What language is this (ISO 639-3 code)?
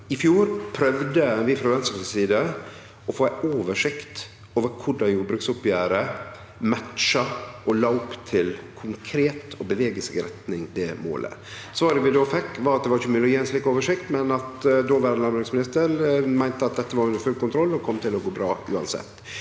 nor